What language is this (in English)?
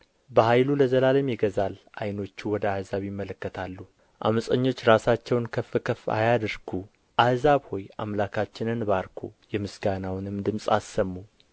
Amharic